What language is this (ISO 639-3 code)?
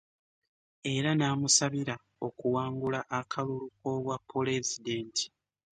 lug